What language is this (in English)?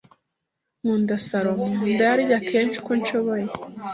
Kinyarwanda